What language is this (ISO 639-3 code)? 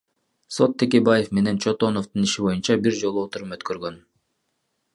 kir